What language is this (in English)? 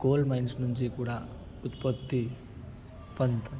Telugu